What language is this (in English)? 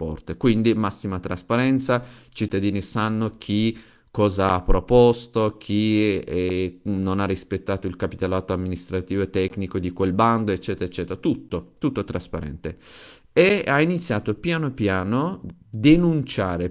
Italian